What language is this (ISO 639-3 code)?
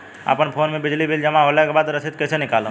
bho